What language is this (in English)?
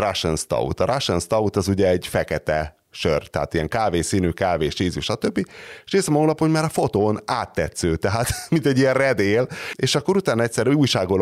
Hungarian